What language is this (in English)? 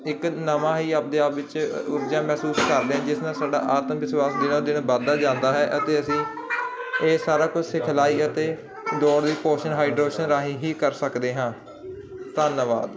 Punjabi